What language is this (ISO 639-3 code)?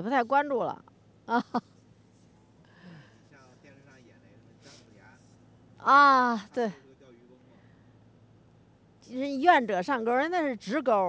zho